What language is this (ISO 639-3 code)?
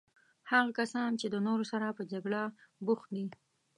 pus